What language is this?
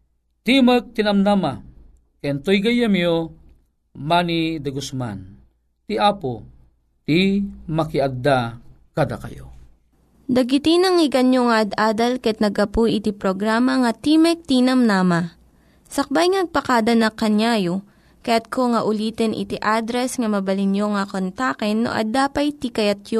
Filipino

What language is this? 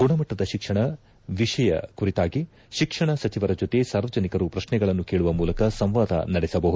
Kannada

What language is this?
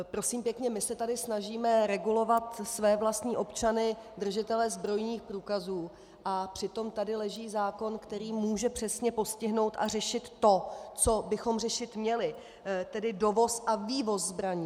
Czech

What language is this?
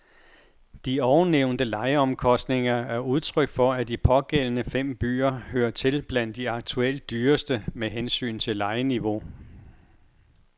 Danish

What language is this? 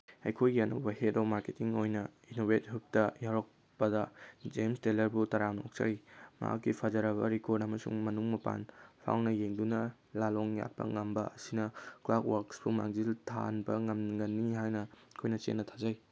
Manipuri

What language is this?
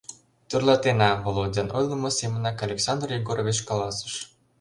Mari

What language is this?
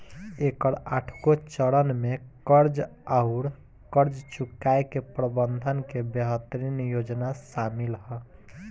Bhojpuri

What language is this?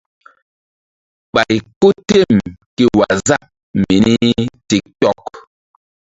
Mbum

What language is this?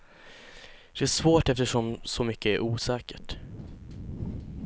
Swedish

